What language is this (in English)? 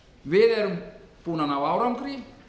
Icelandic